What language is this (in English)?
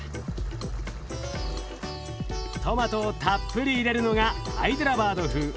Japanese